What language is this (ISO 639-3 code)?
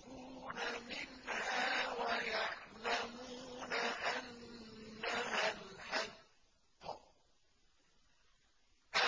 ara